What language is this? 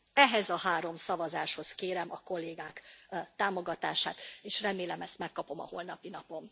Hungarian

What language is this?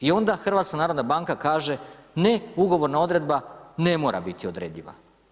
Croatian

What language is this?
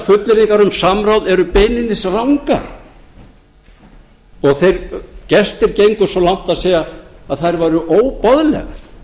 Icelandic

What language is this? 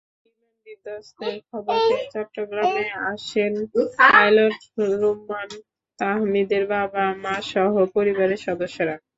Bangla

